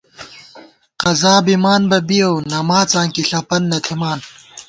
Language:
Gawar-Bati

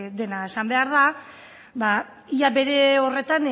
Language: Basque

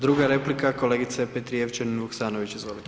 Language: Croatian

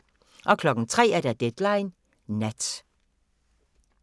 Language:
Danish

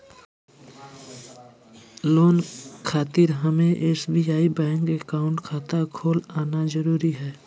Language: Magahi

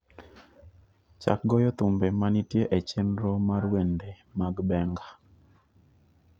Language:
Luo (Kenya and Tanzania)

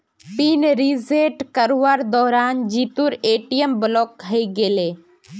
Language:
Magahi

